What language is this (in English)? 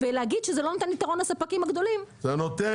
Hebrew